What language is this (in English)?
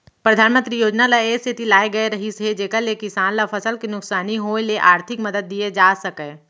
Chhattisgarhi